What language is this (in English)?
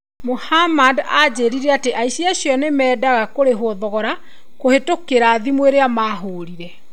Kikuyu